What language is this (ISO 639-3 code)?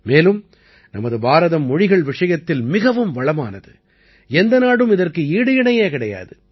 tam